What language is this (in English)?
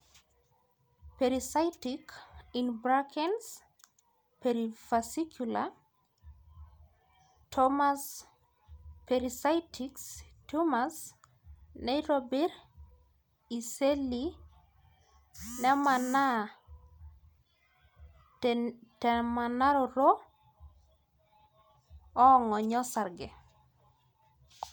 Masai